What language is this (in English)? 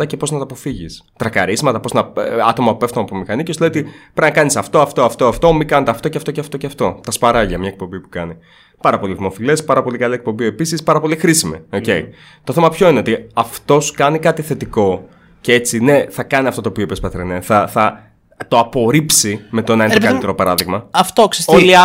Greek